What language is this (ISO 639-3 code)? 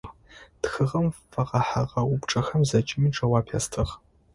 ady